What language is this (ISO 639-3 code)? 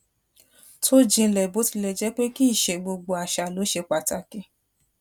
yor